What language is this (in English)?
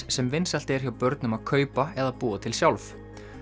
Icelandic